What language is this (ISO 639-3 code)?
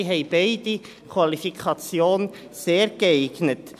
gsw